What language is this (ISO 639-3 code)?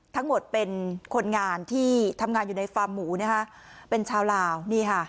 tha